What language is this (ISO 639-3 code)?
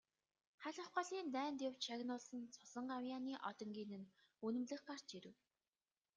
mon